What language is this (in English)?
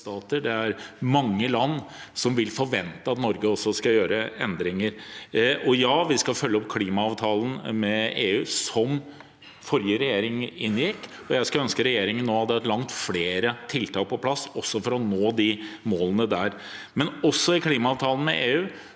Norwegian